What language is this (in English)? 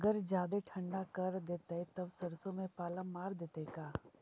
Magahi